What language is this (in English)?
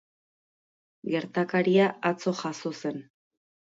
Basque